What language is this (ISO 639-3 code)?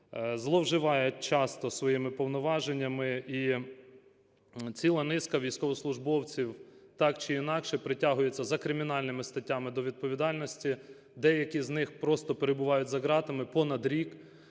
ukr